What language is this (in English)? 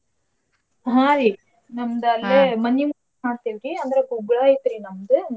Kannada